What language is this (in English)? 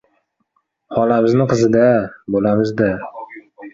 Uzbek